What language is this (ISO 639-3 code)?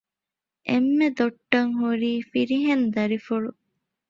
div